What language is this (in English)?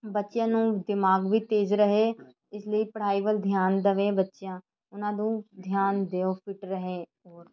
Punjabi